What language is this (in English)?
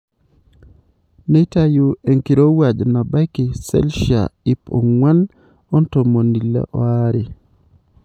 Masai